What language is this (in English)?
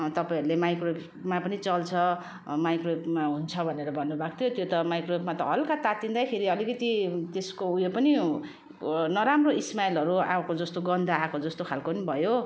Nepali